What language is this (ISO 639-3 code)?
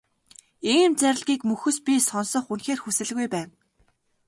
mon